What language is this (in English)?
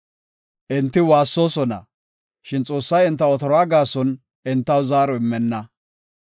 Gofa